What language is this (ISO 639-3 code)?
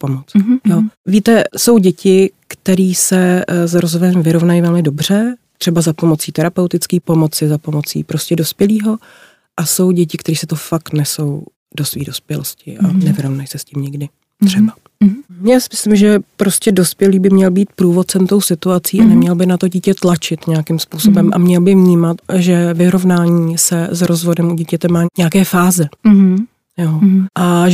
ces